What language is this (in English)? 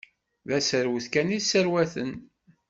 Kabyle